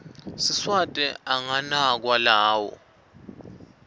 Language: Swati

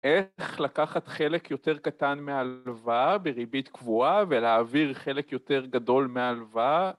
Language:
Hebrew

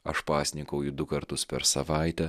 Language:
Lithuanian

